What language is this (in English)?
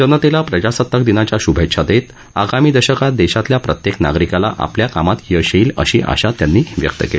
Marathi